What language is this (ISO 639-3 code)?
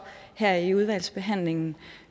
dan